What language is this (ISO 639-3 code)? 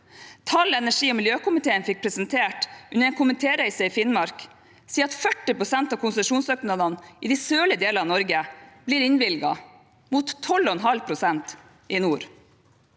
nor